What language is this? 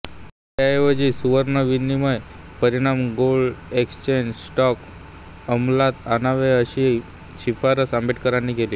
Marathi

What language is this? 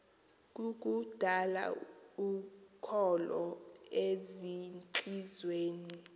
Xhosa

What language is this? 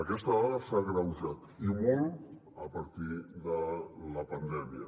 Catalan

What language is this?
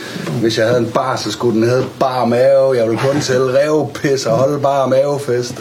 Danish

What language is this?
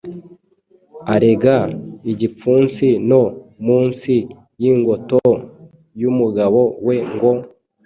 Kinyarwanda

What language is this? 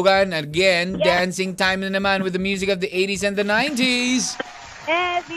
Filipino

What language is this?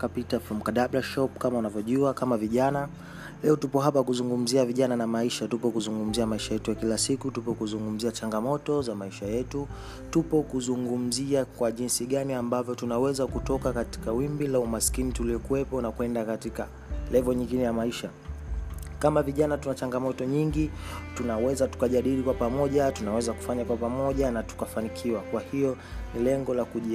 Swahili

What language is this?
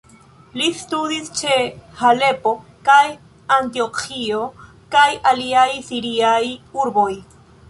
Esperanto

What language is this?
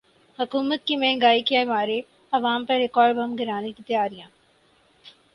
Urdu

